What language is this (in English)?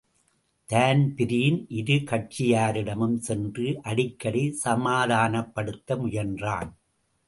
Tamil